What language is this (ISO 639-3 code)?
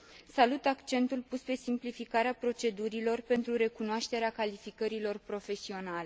ron